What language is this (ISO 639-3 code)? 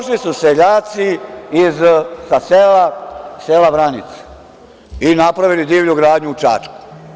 srp